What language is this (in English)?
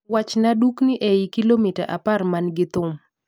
Luo (Kenya and Tanzania)